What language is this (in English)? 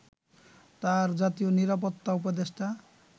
Bangla